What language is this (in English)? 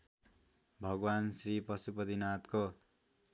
Nepali